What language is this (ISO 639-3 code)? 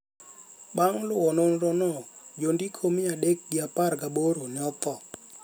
luo